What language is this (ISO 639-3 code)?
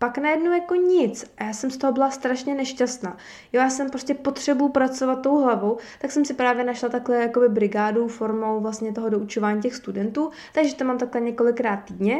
ces